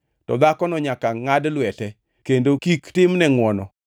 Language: Luo (Kenya and Tanzania)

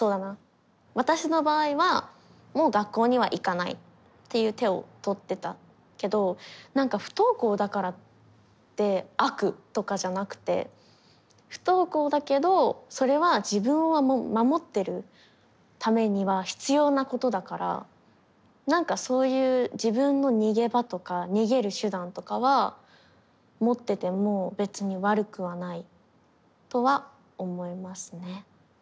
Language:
Japanese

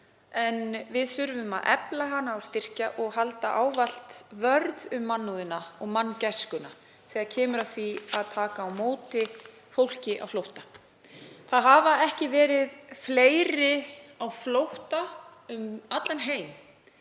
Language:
Icelandic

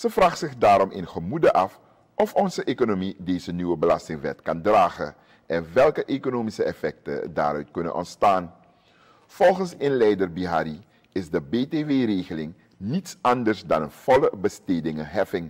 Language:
Dutch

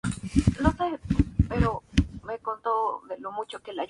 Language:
Spanish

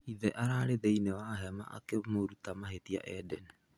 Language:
Kikuyu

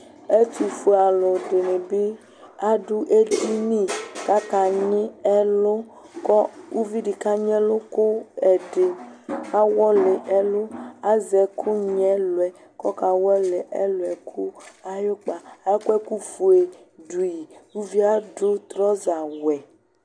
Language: Ikposo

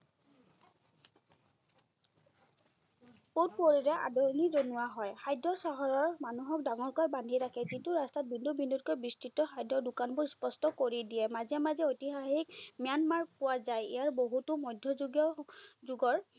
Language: Assamese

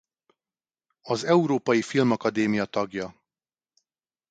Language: Hungarian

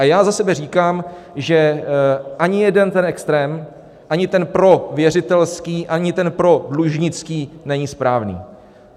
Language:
Czech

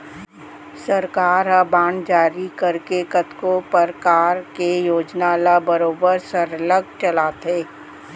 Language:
Chhattisgarhi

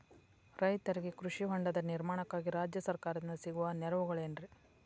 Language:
Kannada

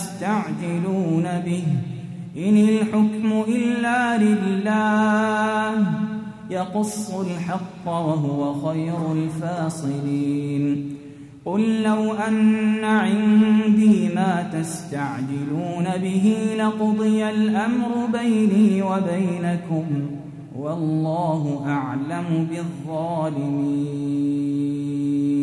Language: Arabic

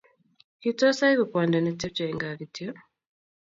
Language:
Kalenjin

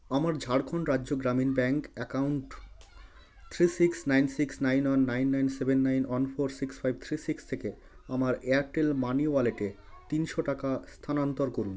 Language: Bangla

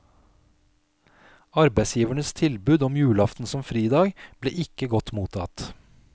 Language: Norwegian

